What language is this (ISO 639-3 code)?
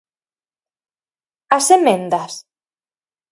glg